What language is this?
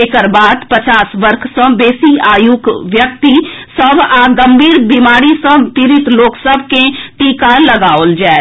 Maithili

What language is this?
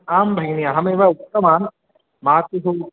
Sanskrit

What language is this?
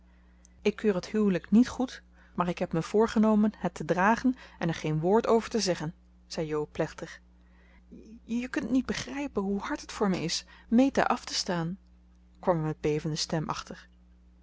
Dutch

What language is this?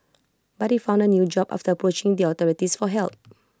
English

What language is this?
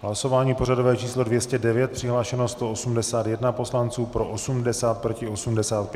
Czech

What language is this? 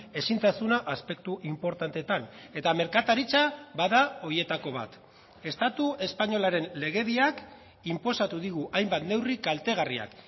Basque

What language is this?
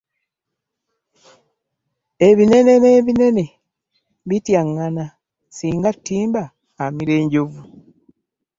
Ganda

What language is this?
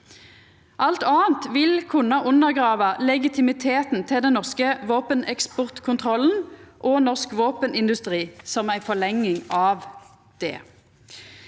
Norwegian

